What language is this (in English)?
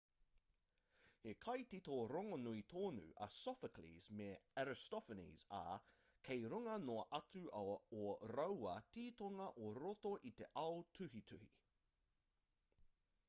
Māori